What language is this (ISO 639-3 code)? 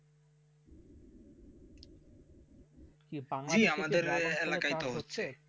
ben